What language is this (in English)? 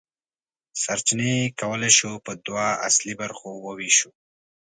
Pashto